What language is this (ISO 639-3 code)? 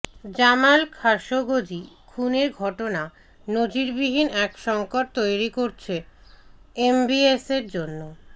ben